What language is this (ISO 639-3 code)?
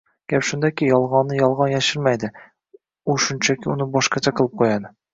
uzb